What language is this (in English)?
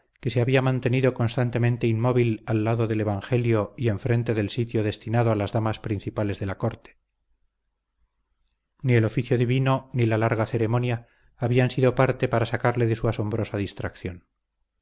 Spanish